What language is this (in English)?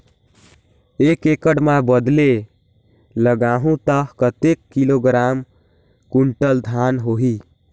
Chhattisgarhi